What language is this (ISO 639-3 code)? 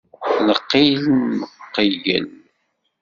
kab